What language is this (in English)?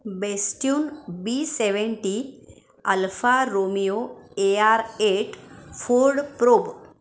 Marathi